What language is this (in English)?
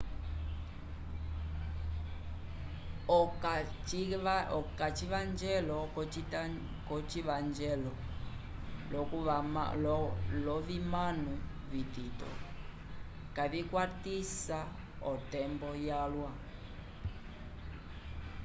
Umbundu